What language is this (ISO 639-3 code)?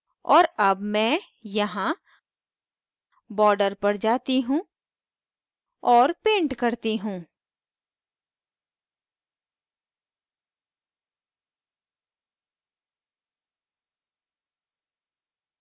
hin